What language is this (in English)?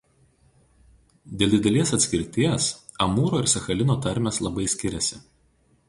Lithuanian